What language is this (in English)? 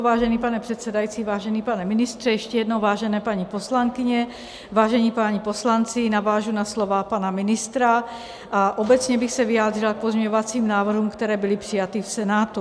Czech